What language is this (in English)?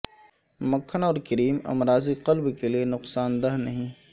Urdu